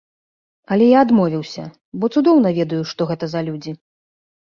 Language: Belarusian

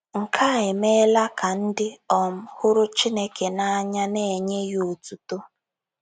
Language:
Igbo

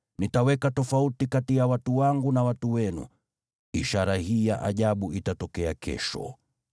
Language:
Swahili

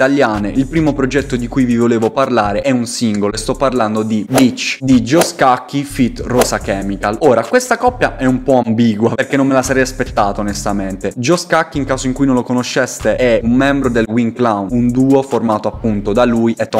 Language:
Italian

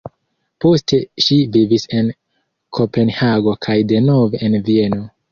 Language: Esperanto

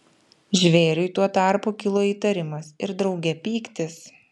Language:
Lithuanian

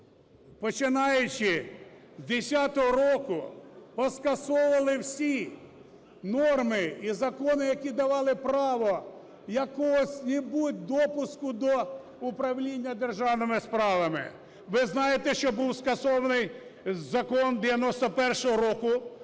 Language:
Ukrainian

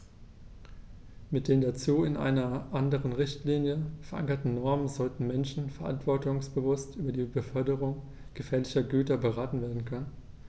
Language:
German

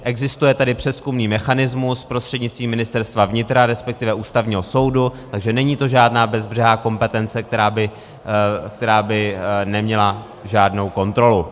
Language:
Czech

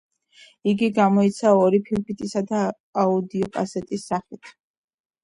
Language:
Georgian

